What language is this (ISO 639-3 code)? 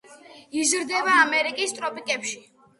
kat